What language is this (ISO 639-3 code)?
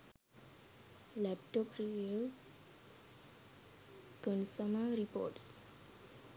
sin